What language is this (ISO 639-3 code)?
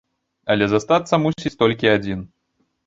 bel